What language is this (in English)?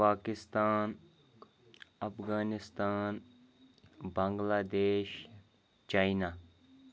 Kashmiri